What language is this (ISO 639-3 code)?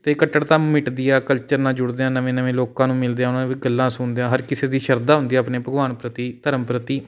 pan